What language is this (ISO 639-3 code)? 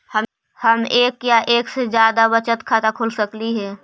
mag